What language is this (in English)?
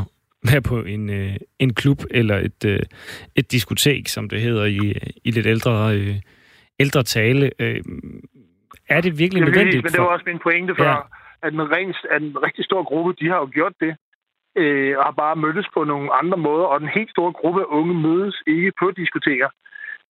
Danish